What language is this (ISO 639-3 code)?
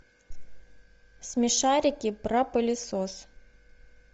rus